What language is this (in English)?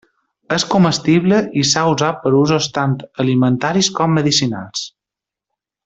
Catalan